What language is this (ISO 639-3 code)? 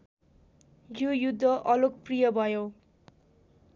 nep